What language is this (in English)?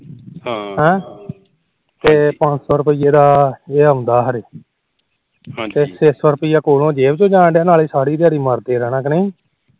Punjabi